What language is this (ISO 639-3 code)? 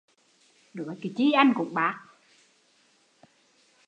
vie